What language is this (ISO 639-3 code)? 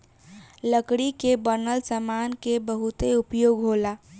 bho